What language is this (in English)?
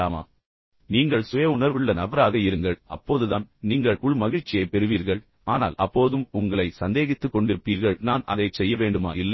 Tamil